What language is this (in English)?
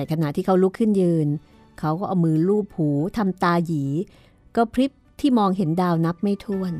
Thai